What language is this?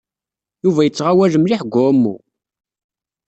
Kabyle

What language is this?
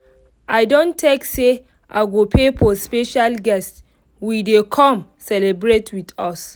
Nigerian Pidgin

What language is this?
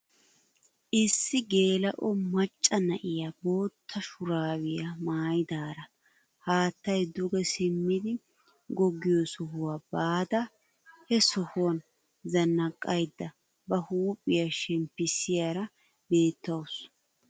Wolaytta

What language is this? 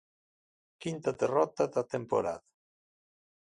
Galician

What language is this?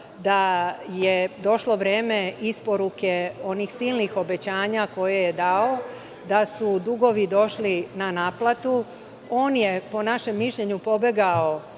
Serbian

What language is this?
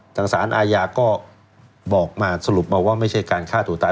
Thai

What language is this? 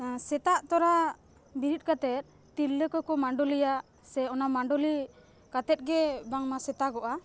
Santali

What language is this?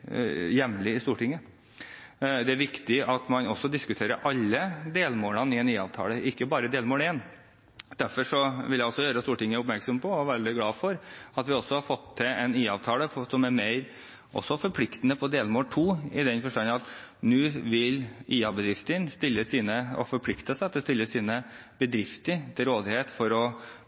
Norwegian Bokmål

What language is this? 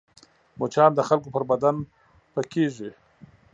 Pashto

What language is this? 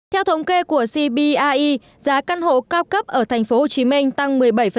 Vietnamese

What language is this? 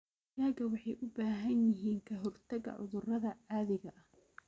Somali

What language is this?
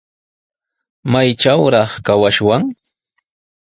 Sihuas Ancash Quechua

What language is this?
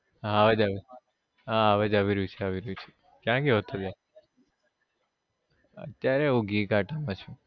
Gujarati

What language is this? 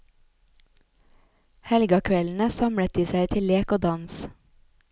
Norwegian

